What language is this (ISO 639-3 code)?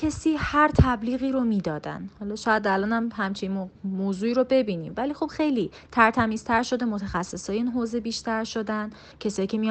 fas